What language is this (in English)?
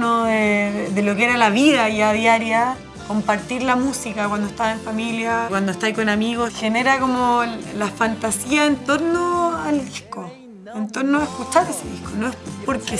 Spanish